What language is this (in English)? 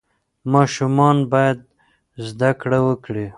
Pashto